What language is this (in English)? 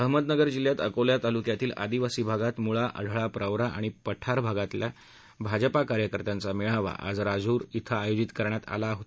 Marathi